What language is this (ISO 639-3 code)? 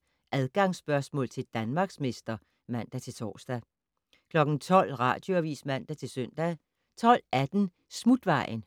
dan